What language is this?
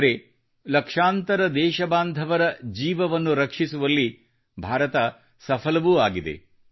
Kannada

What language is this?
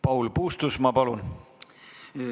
Estonian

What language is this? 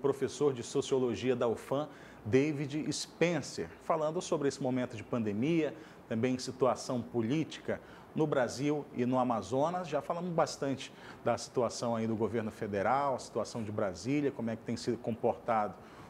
Portuguese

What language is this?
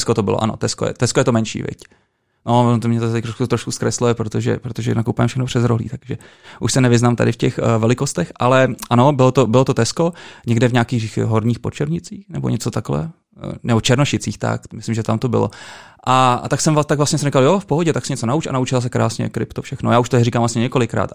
Czech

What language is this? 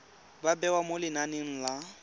Tswana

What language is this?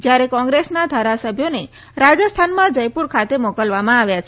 Gujarati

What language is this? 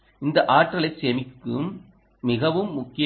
Tamil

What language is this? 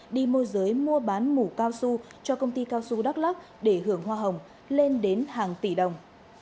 Vietnamese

